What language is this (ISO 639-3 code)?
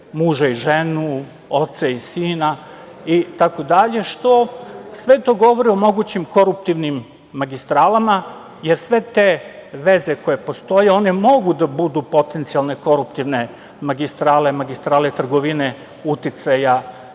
srp